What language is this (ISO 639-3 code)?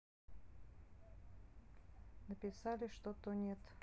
rus